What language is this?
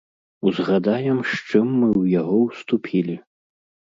Belarusian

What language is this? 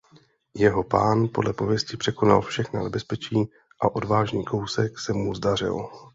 Czech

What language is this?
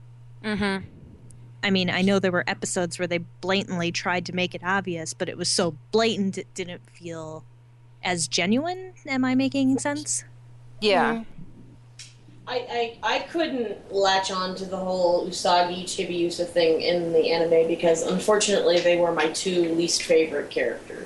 English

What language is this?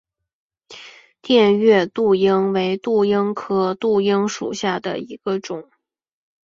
Chinese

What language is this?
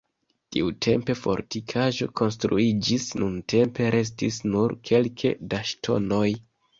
Esperanto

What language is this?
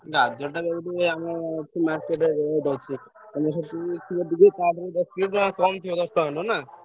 Odia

